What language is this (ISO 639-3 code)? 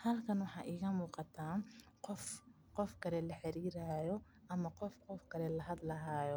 som